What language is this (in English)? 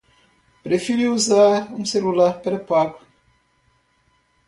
Portuguese